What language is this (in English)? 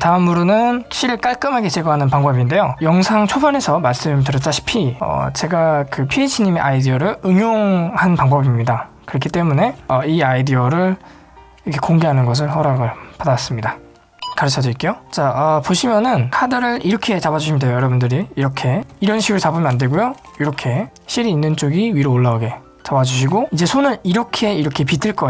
Korean